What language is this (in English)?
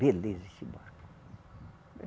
Portuguese